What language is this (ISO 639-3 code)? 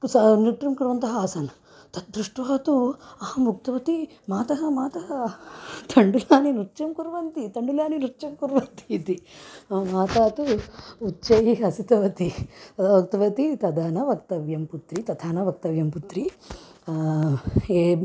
san